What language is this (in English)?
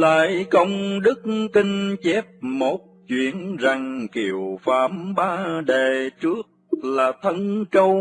Vietnamese